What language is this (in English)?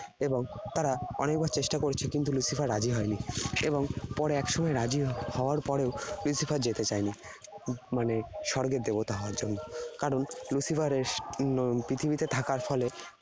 Bangla